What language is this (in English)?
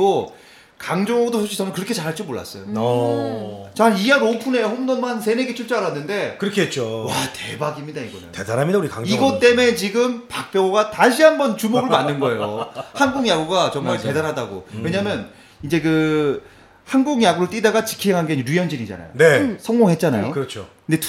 Korean